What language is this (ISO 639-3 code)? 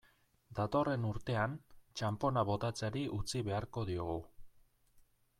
eus